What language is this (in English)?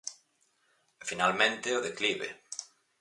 Galician